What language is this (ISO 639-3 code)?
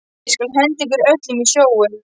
isl